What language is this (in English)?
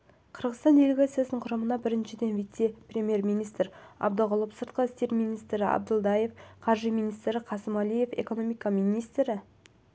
Kazakh